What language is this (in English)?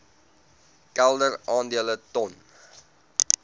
Afrikaans